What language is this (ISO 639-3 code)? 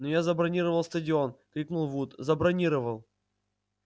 rus